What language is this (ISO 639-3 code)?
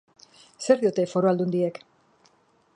eus